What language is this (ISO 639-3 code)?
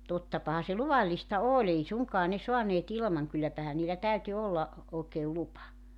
fin